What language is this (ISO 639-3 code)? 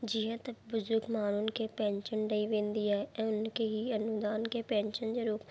snd